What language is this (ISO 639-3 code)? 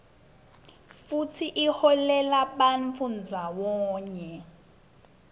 ssw